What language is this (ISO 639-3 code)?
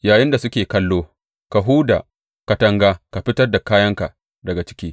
hau